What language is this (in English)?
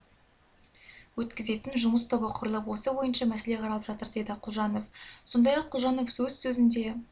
Kazakh